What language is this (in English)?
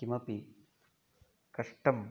Sanskrit